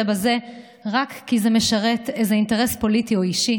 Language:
Hebrew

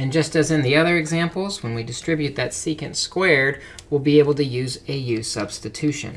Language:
English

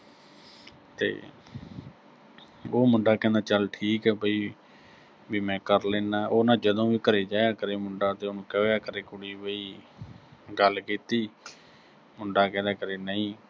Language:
Punjabi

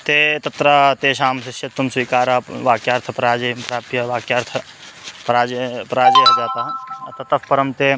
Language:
Sanskrit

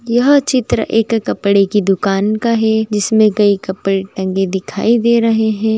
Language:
Magahi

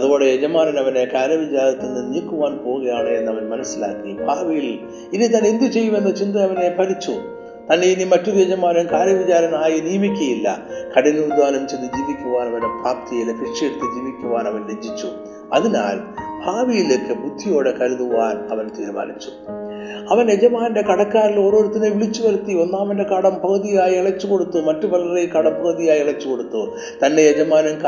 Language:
Malayalam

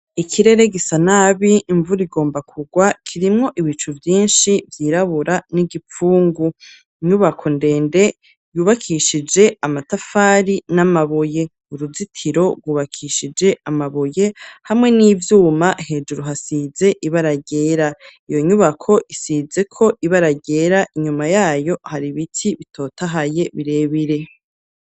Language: Rundi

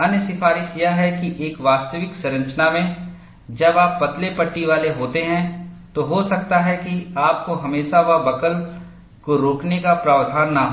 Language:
Hindi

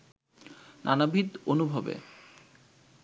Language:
Bangla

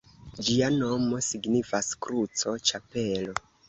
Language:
Esperanto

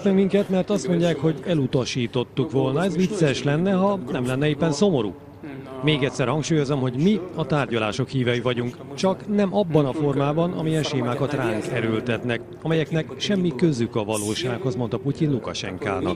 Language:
Hungarian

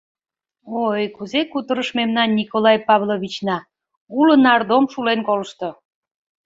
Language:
Mari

